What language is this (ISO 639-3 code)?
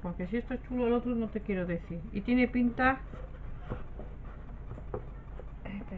spa